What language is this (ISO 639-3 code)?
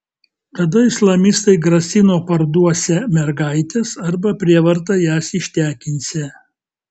lit